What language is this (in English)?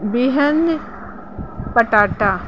Sindhi